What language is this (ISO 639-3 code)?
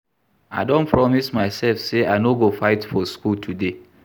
pcm